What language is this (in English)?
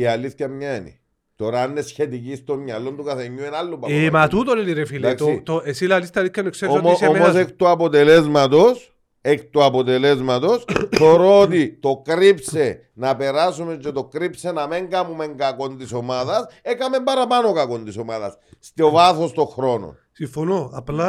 Greek